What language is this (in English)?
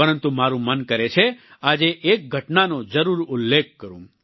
Gujarati